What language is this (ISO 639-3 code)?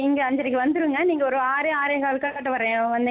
tam